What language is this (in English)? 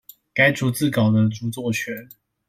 Chinese